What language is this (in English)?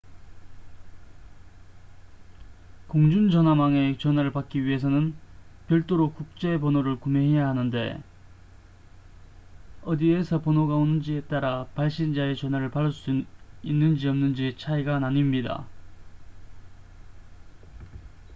Korean